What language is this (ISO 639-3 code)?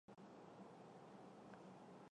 zho